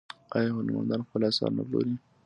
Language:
Pashto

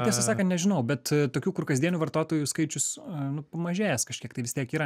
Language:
Lithuanian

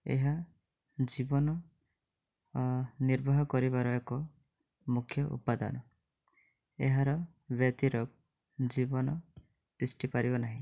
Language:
Odia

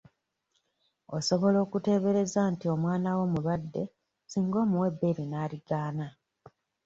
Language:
Ganda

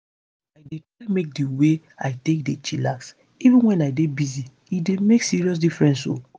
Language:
Nigerian Pidgin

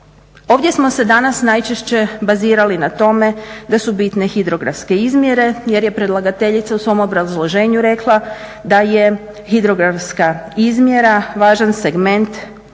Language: Croatian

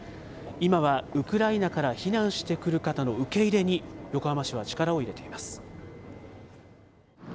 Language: Japanese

